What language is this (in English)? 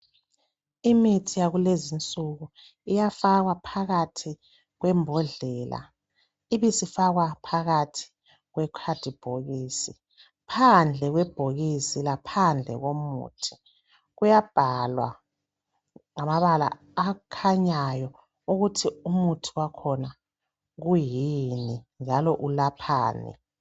North Ndebele